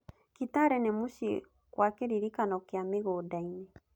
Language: Kikuyu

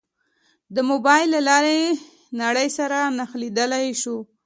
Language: Pashto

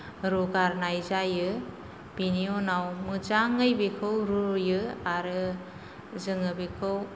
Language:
Bodo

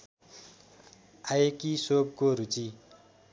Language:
Nepali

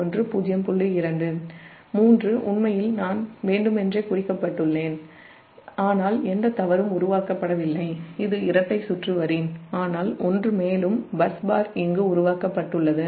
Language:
Tamil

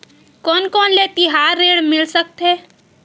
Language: Chhattisgarhi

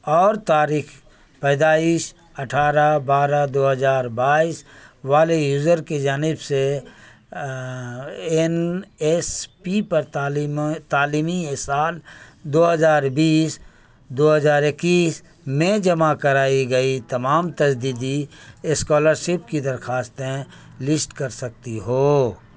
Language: Urdu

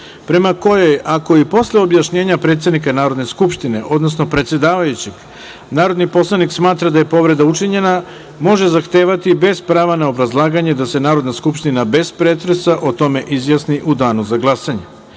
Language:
Serbian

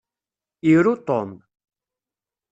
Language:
Kabyle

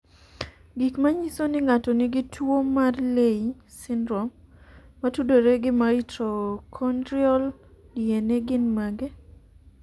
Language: Luo (Kenya and Tanzania)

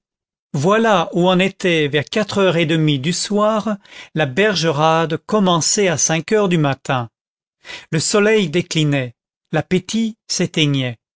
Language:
French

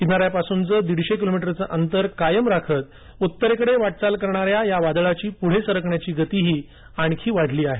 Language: Marathi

